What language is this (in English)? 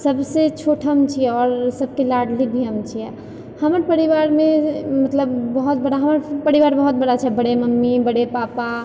Maithili